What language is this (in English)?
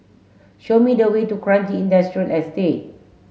English